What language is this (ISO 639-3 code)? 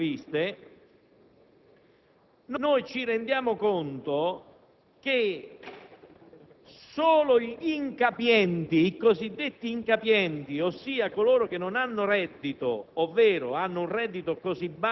ita